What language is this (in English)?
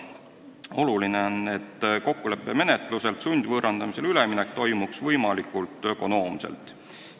Estonian